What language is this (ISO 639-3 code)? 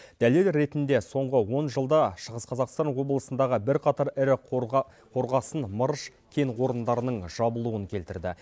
kaz